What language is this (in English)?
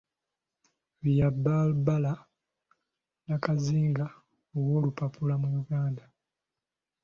Ganda